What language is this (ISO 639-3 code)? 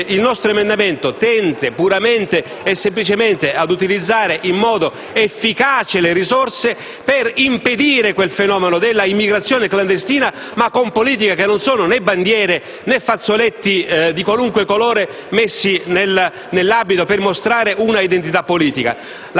ita